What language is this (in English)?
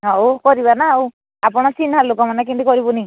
Odia